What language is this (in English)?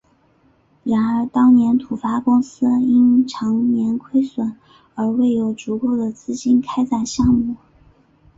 Chinese